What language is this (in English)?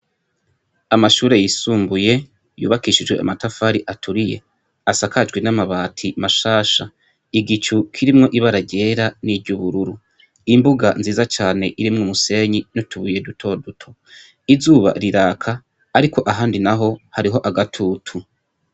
Rundi